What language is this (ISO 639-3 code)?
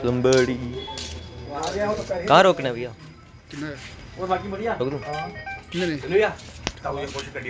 doi